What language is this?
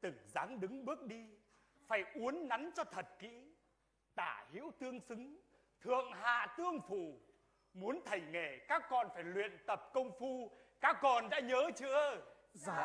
Vietnamese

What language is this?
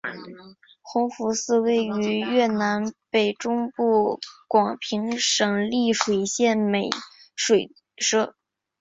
Chinese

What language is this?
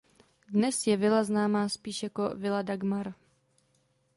Czech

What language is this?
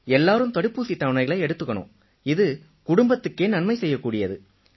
Tamil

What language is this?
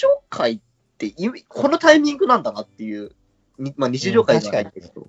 Japanese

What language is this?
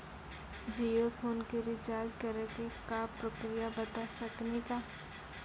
Maithili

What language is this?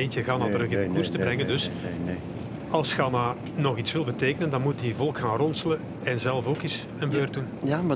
Dutch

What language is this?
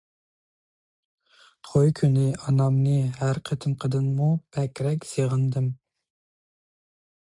Uyghur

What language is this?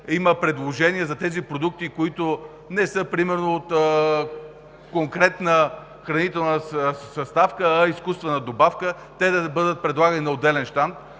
Bulgarian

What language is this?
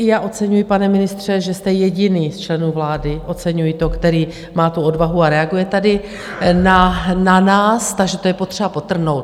Czech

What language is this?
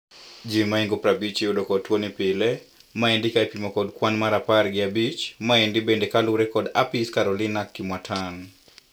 Luo (Kenya and Tanzania)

